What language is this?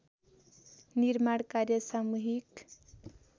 Nepali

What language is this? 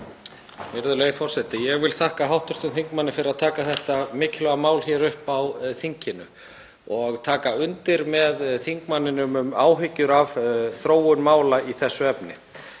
Icelandic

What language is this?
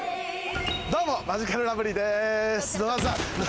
Japanese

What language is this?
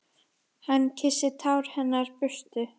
Icelandic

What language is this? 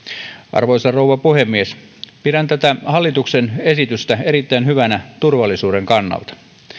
Finnish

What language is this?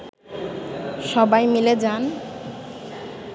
Bangla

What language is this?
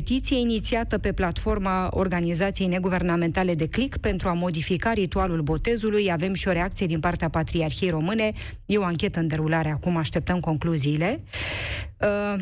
Romanian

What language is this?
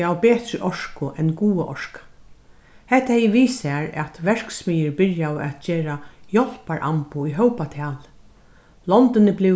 Faroese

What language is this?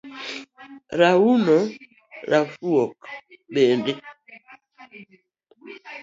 Luo (Kenya and Tanzania)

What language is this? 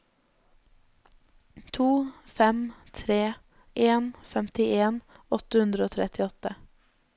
Norwegian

